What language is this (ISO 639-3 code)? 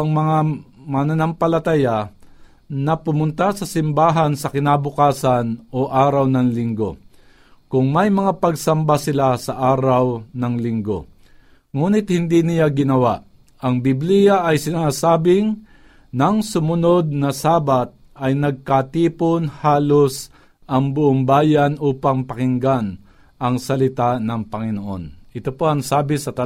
fil